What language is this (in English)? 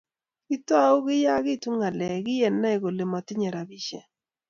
Kalenjin